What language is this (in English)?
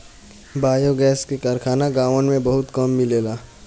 Bhojpuri